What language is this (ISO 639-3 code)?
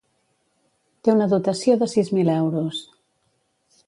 cat